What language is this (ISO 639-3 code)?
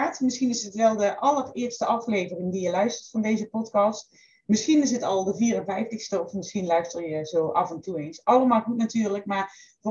nld